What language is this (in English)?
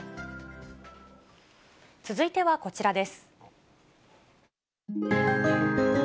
Japanese